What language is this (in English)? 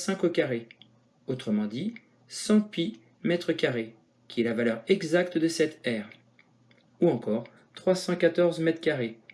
French